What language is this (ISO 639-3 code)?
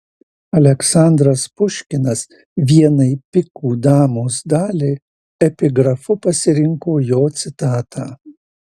lit